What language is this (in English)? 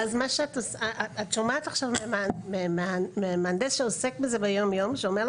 Hebrew